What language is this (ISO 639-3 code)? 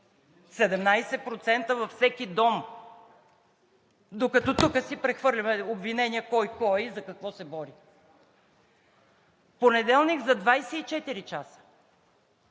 bul